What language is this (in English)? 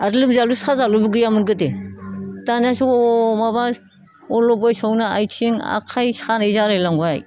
Bodo